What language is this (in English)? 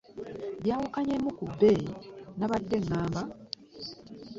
Ganda